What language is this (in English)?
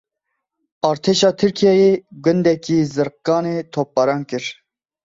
Kurdish